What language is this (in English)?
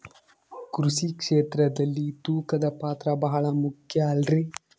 Kannada